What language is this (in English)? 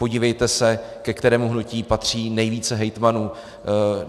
Czech